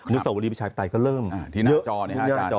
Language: Thai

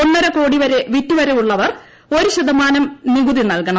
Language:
Malayalam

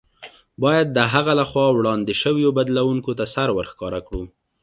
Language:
Pashto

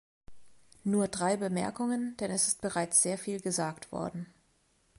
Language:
German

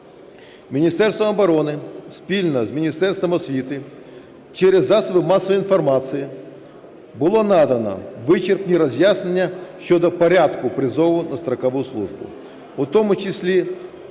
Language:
Ukrainian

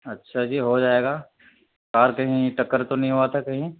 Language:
Urdu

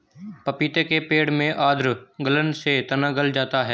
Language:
Hindi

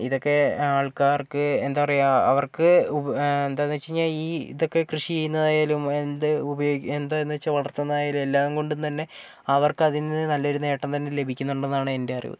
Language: Malayalam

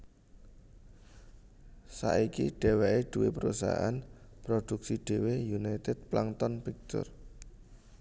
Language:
Javanese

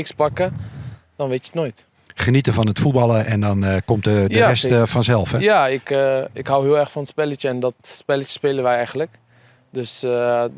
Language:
Dutch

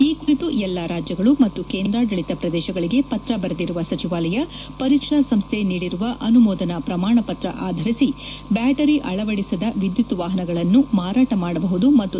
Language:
Kannada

